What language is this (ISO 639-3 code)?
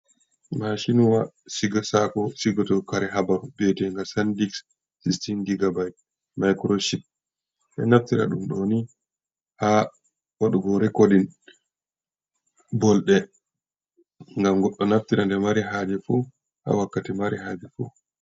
ful